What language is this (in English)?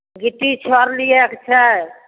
Maithili